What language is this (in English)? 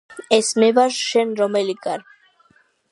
Georgian